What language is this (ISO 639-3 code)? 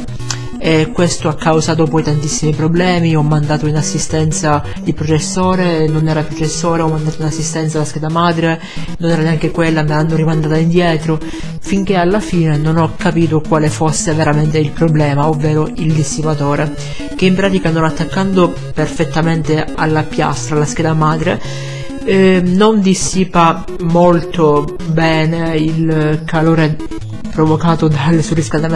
ita